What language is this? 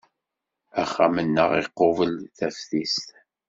Kabyle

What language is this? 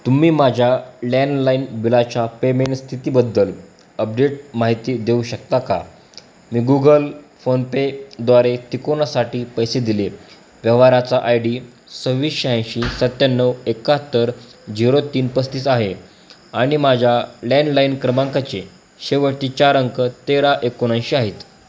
Marathi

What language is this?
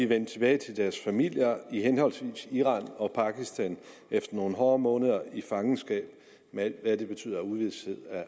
Danish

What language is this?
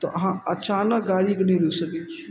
Maithili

